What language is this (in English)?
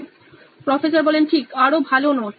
Bangla